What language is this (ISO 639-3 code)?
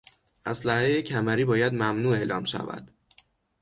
fas